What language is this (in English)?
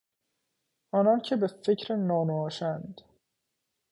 Persian